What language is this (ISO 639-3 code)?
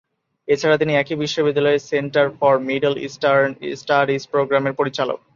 ben